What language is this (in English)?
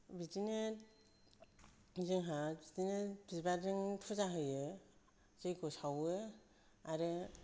Bodo